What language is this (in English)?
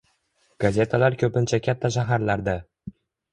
Uzbek